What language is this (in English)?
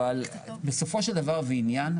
Hebrew